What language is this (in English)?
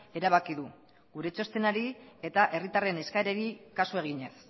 Basque